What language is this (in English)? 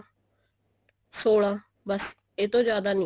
Punjabi